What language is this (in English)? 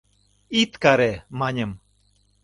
Mari